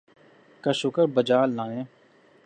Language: Urdu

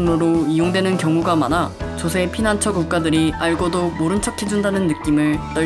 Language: Korean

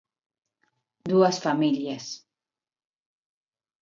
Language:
Galician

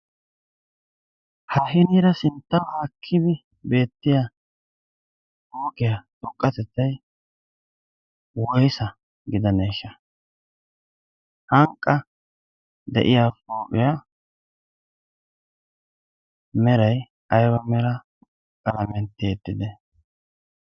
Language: Wolaytta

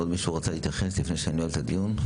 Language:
Hebrew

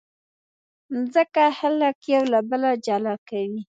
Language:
Pashto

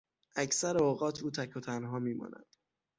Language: Persian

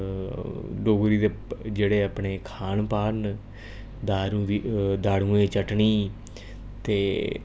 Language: Dogri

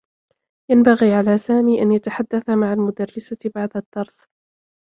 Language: Arabic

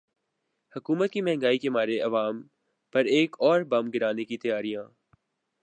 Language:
Urdu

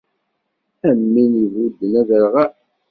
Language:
Kabyle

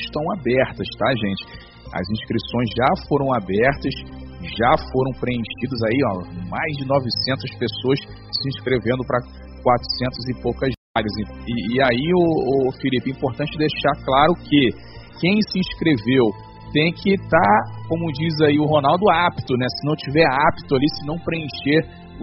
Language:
Portuguese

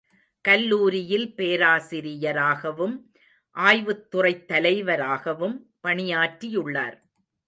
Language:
Tamil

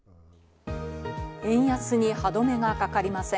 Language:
Japanese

